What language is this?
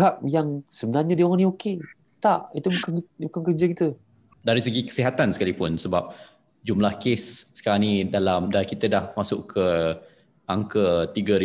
Malay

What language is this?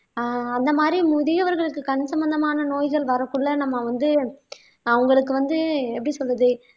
Tamil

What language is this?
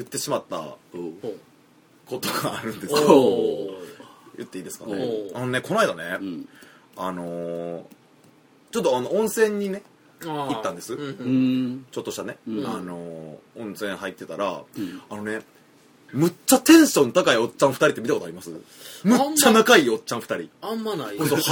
Japanese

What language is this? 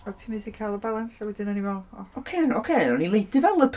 Welsh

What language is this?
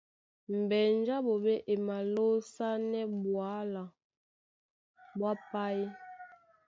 Duala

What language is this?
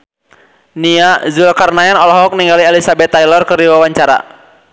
Sundanese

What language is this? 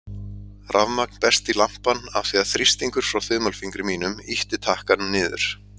Icelandic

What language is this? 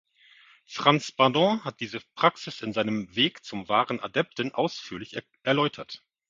German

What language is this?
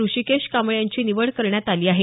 Marathi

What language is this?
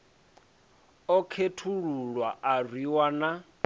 Venda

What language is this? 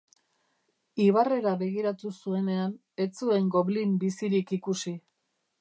Basque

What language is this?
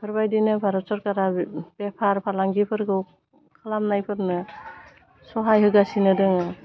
Bodo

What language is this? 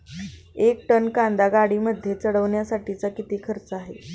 Marathi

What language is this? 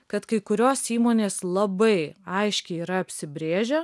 Lithuanian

